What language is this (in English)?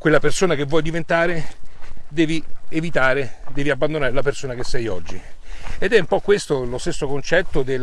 Italian